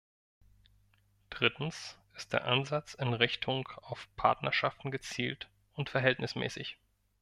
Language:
German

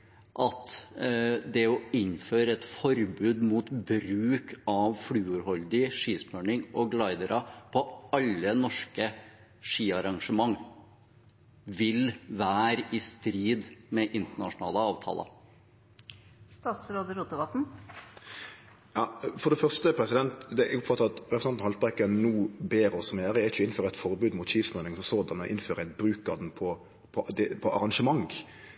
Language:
Norwegian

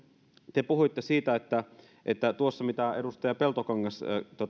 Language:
Finnish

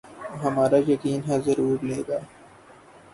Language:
Urdu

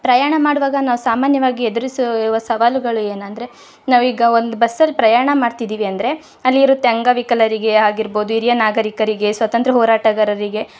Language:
Kannada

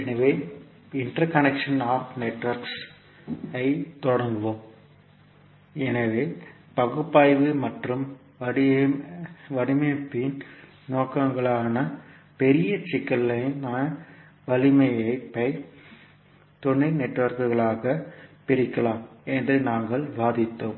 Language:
Tamil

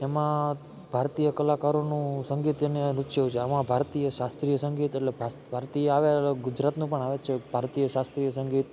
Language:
Gujarati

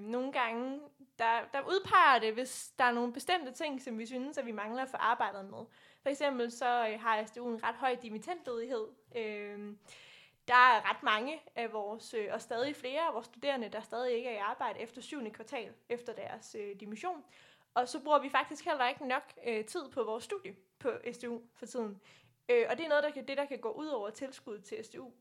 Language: Danish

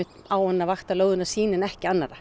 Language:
Icelandic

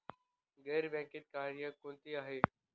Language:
Marathi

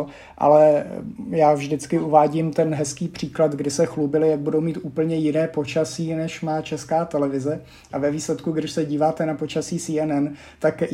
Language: Czech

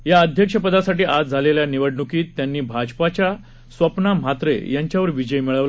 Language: Marathi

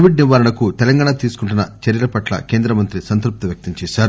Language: Telugu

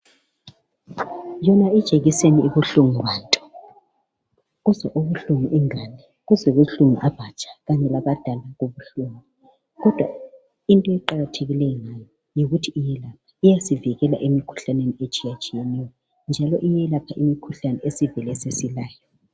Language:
North Ndebele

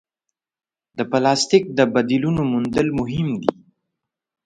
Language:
Pashto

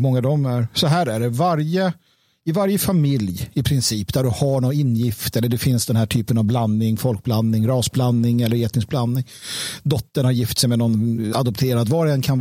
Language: Swedish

